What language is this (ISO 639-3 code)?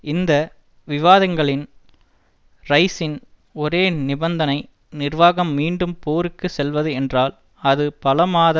tam